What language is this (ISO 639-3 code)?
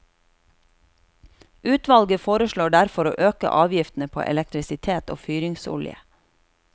nor